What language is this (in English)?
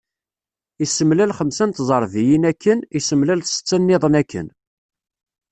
Kabyle